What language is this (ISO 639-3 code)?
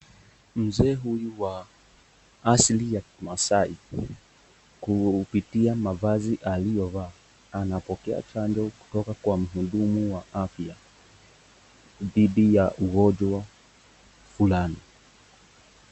swa